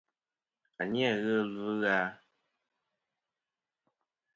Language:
Kom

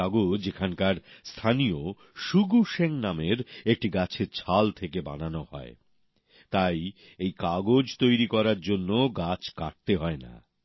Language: Bangla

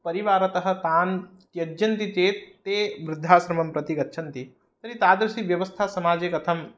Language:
Sanskrit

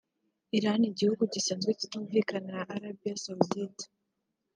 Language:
Kinyarwanda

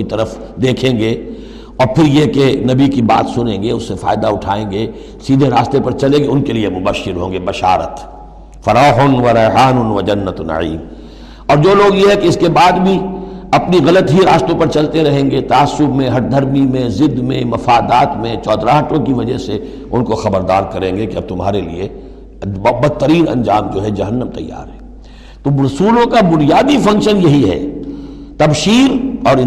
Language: Urdu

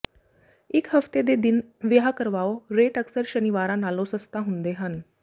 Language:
Punjabi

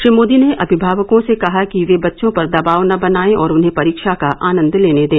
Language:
Hindi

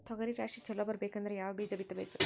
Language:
Kannada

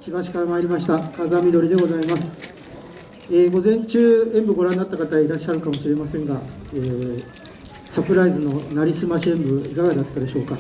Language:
Japanese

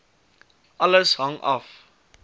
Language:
Afrikaans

